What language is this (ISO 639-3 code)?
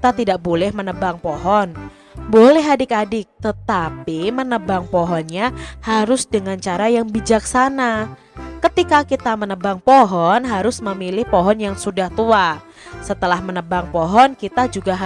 ind